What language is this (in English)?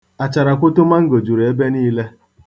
Igbo